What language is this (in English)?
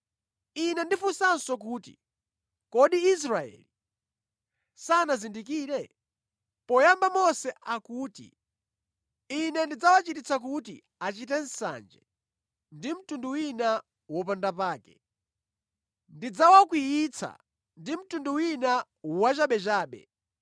Nyanja